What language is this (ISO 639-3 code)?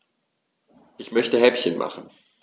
deu